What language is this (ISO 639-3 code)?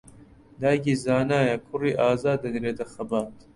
ckb